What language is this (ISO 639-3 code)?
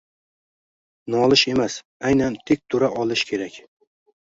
uzb